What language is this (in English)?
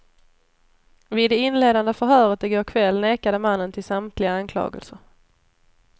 Swedish